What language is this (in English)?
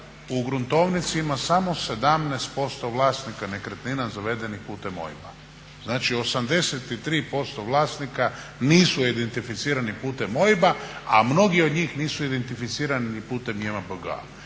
Croatian